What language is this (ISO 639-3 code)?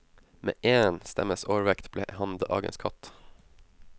nor